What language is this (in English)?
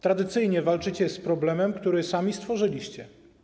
Polish